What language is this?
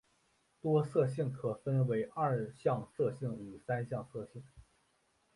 Chinese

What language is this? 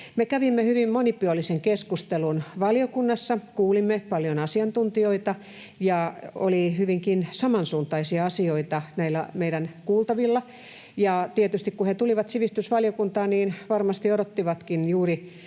Finnish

